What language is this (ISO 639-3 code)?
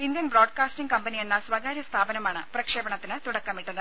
mal